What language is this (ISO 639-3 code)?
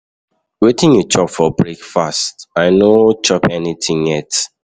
pcm